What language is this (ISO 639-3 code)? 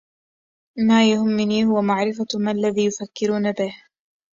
ara